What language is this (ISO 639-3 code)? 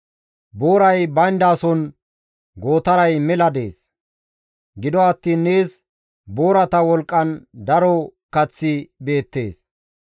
gmv